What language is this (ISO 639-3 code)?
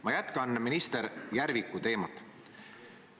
est